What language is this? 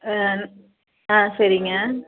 Tamil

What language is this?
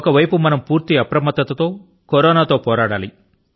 Telugu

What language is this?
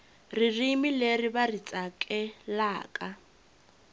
Tsonga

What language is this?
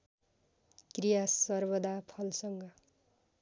Nepali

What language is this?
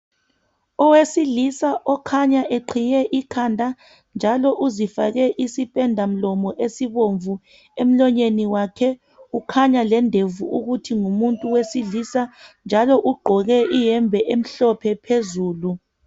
North Ndebele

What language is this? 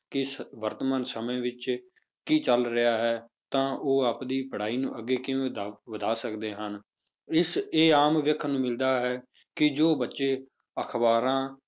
Punjabi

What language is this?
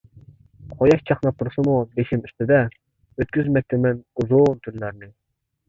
Uyghur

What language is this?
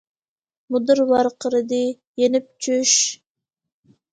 Uyghur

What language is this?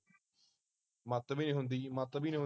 Punjabi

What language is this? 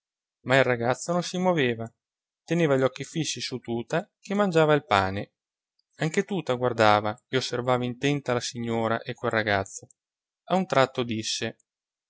Italian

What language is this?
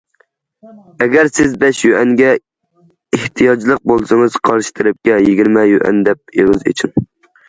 Uyghur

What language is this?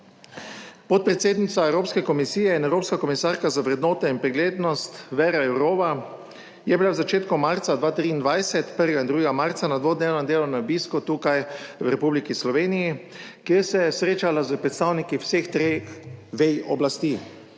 Slovenian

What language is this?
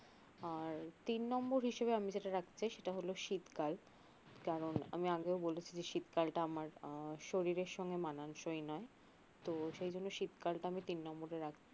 Bangla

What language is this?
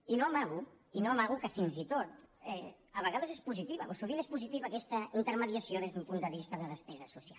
Catalan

